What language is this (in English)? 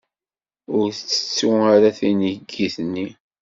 Kabyle